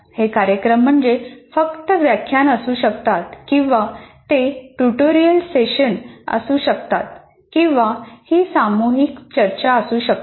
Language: Marathi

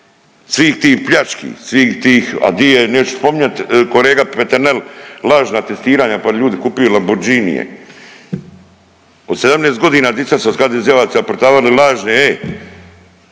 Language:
Croatian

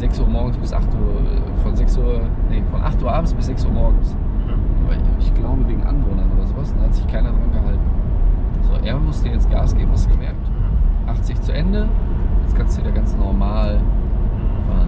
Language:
German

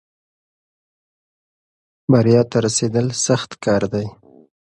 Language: Pashto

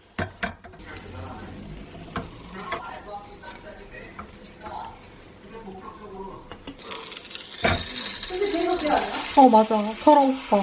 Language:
Korean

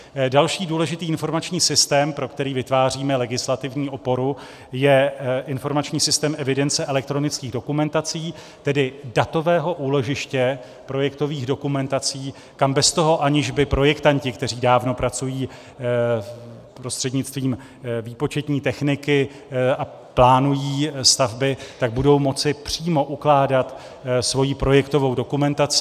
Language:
Czech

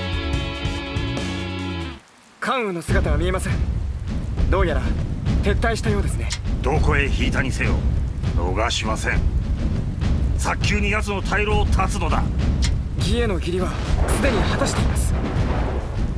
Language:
Japanese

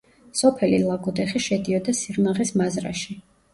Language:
Georgian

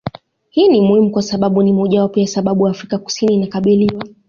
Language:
Swahili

